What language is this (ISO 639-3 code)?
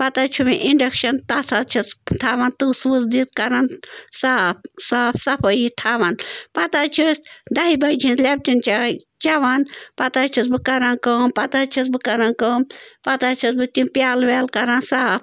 kas